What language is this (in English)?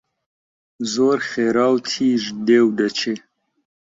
Central Kurdish